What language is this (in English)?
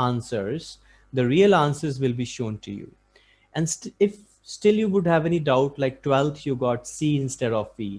English